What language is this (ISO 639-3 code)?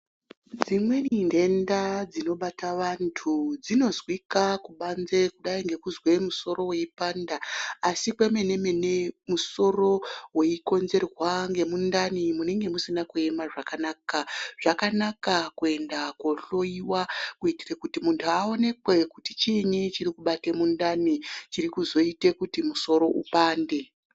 ndc